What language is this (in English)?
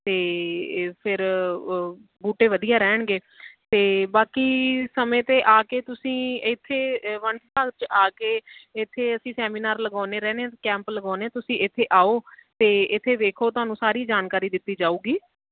Punjabi